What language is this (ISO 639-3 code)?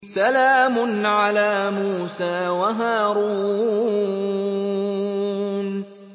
ara